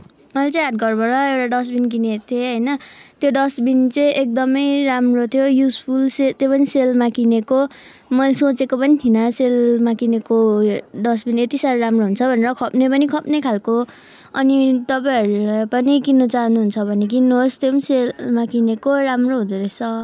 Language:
Nepali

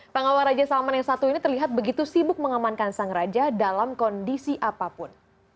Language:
Indonesian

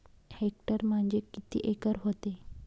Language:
Marathi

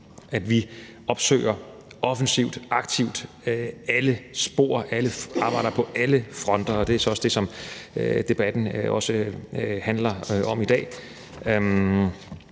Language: Danish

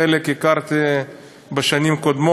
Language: Hebrew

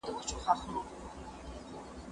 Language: Pashto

